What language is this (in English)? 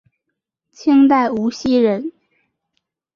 Chinese